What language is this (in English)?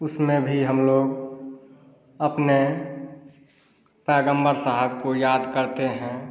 Hindi